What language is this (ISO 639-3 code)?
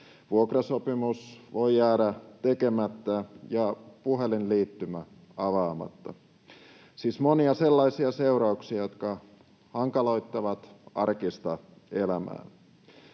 fin